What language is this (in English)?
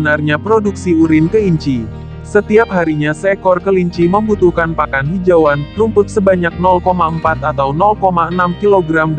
Indonesian